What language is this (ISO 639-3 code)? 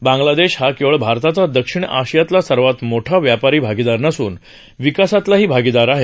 mar